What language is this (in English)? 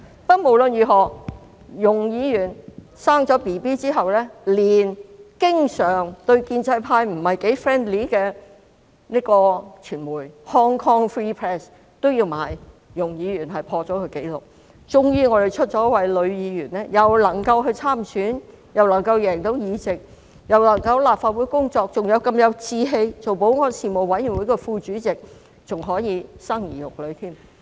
Cantonese